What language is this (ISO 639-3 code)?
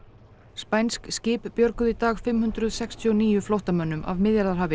isl